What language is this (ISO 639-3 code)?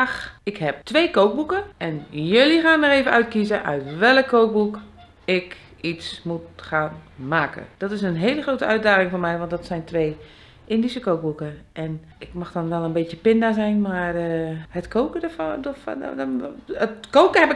nld